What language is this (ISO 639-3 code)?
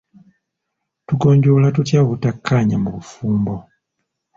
lug